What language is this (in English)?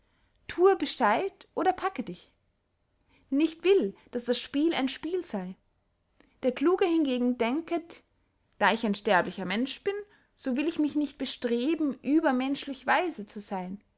German